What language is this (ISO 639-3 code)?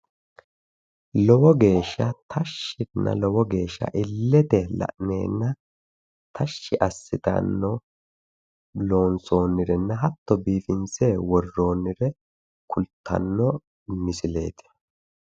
sid